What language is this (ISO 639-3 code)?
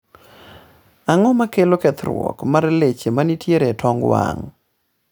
luo